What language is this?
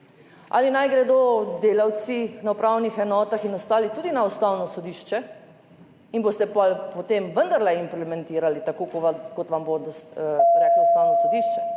Slovenian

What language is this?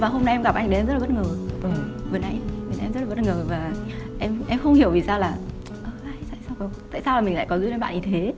Vietnamese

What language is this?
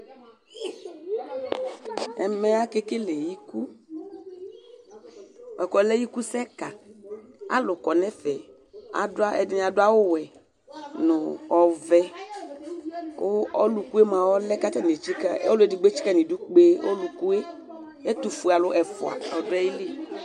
Ikposo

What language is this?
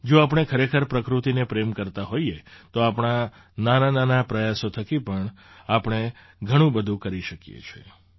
Gujarati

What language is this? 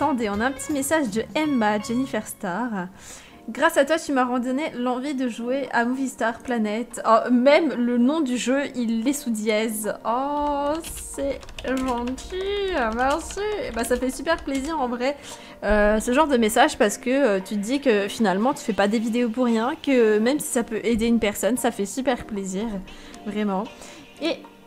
French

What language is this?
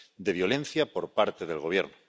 Spanish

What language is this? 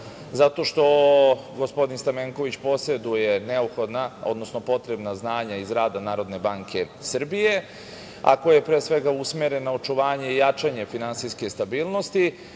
Serbian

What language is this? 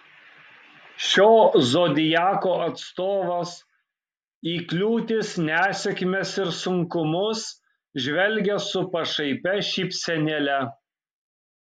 Lithuanian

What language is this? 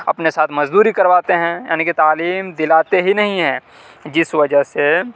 Urdu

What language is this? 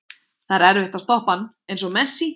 Icelandic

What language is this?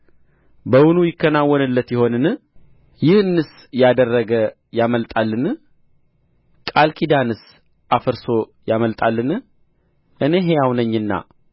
Amharic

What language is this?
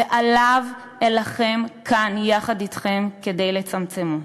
Hebrew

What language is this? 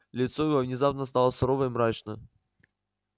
Russian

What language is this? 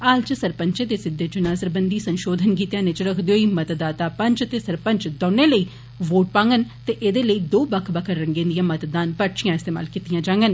Dogri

